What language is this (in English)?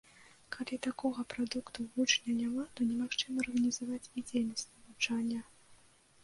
Belarusian